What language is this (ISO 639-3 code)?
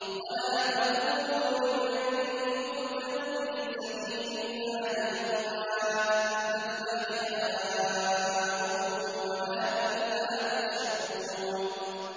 ara